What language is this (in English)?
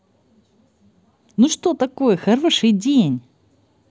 Russian